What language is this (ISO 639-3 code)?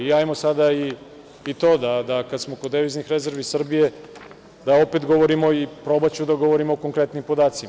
srp